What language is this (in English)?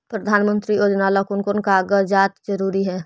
Magahi